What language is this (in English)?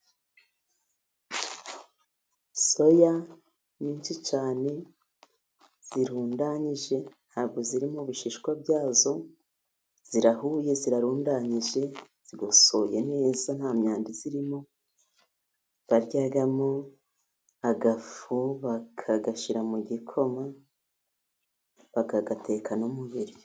Kinyarwanda